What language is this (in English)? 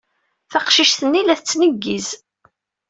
Kabyle